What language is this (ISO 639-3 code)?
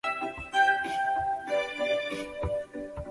zho